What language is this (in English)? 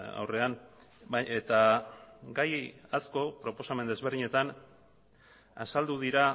Basque